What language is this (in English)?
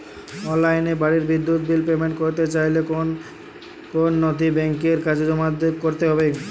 Bangla